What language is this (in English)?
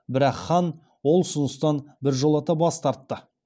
Kazakh